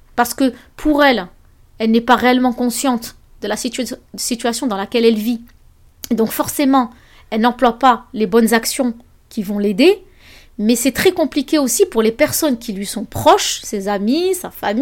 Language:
French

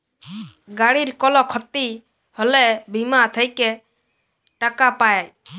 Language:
Bangla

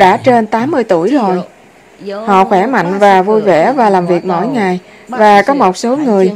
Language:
Vietnamese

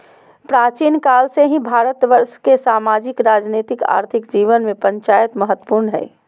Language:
Magahi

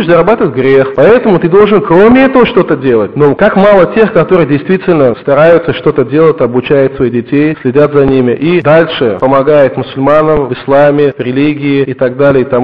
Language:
Russian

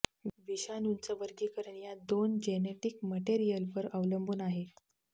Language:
Marathi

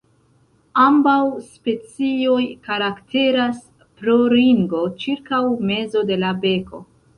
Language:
Esperanto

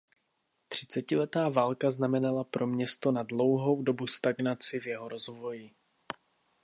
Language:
Czech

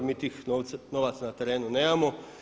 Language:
Croatian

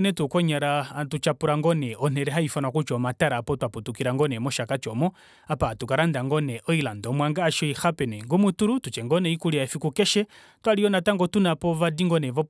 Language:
Kuanyama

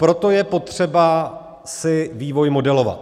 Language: Czech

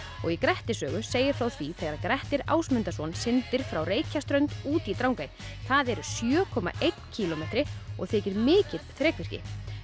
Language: Icelandic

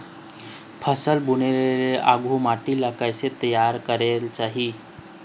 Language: Chhattisgarhi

